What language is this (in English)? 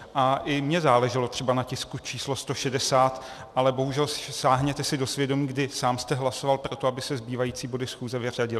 Czech